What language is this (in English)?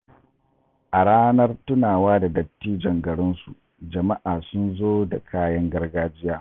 Hausa